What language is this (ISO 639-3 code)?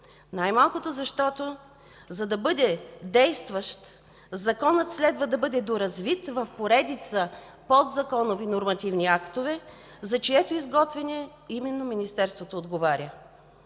bul